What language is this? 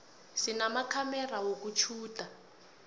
South Ndebele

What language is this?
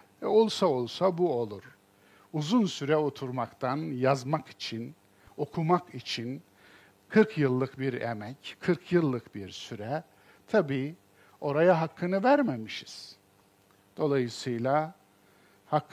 Turkish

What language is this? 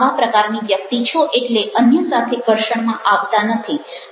Gujarati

